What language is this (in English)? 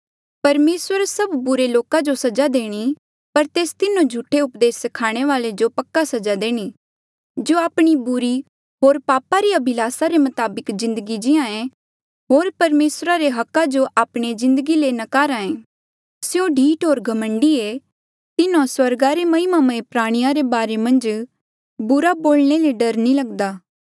Mandeali